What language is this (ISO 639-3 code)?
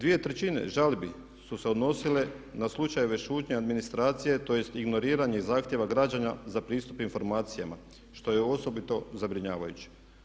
hrv